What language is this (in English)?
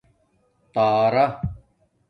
Domaaki